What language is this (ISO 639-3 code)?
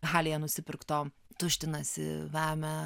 lit